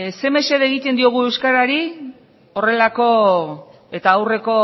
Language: Basque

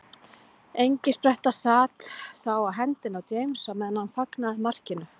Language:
Icelandic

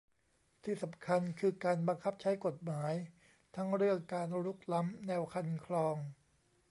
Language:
Thai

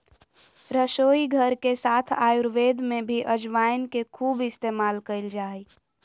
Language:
Magahi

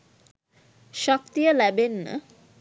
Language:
Sinhala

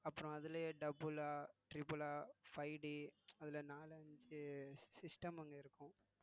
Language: Tamil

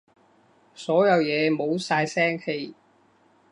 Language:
Cantonese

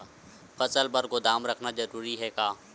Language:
Chhattisgarhi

